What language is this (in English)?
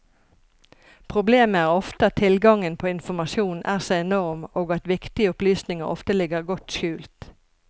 Norwegian